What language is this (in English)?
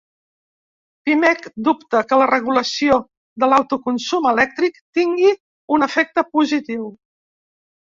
Catalan